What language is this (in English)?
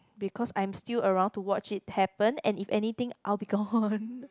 English